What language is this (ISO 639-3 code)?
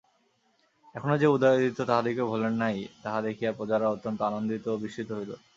ben